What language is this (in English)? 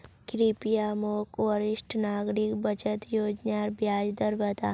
Magahi